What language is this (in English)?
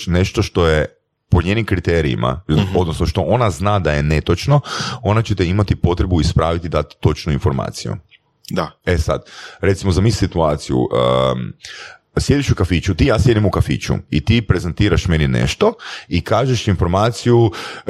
Croatian